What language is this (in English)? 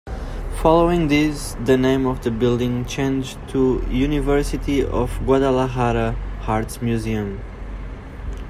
English